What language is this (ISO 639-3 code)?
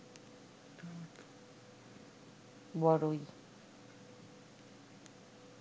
ben